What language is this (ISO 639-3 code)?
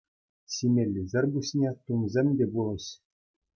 chv